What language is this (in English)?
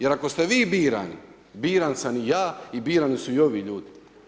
Croatian